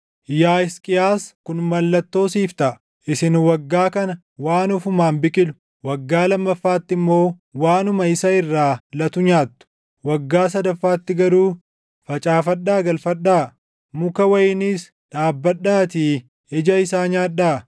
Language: Oromo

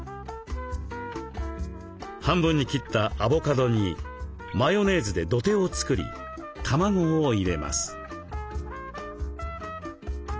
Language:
Japanese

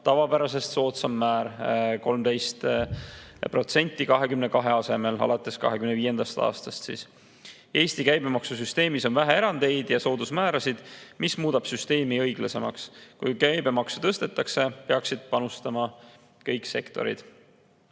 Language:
Estonian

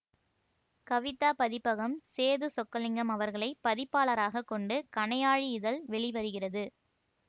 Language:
Tamil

